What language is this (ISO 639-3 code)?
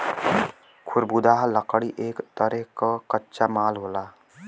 bho